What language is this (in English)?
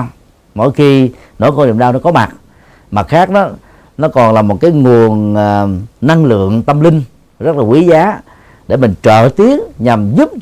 Vietnamese